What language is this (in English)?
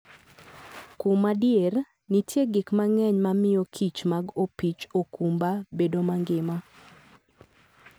Luo (Kenya and Tanzania)